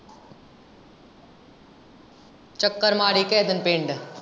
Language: Punjabi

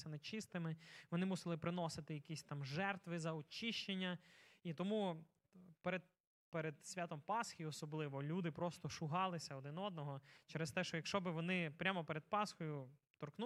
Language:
Ukrainian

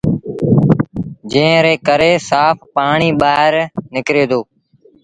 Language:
Sindhi Bhil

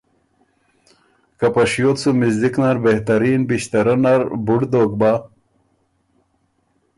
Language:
Ormuri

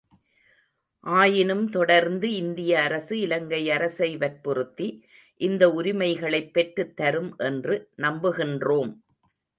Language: Tamil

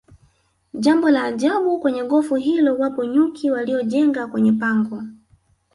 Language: Swahili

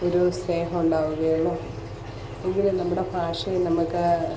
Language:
Malayalam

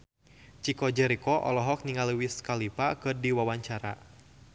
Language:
Sundanese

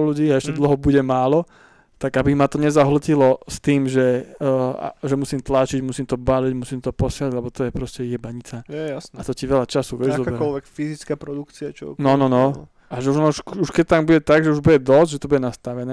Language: Slovak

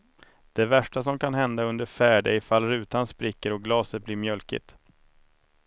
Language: Swedish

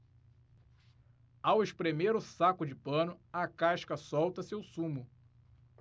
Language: Portuguese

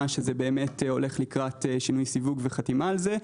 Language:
Hebrew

